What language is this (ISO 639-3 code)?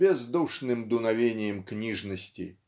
rus